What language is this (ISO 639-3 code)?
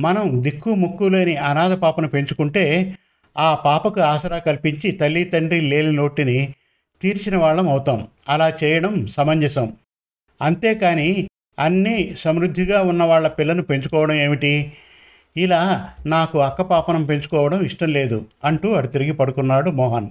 tel